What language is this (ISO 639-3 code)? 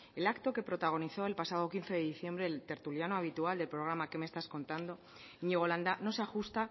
spa